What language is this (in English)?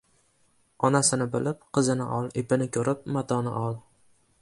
Uzbek